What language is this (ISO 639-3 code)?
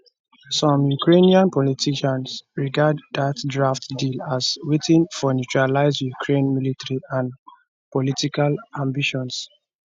pcm